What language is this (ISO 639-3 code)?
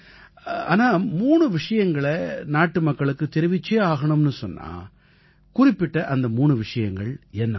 tam